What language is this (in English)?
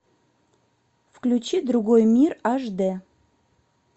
Russian